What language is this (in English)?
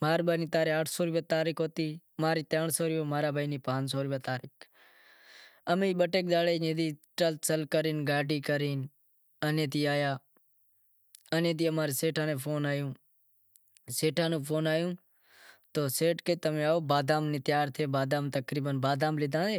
Wadiyara Koli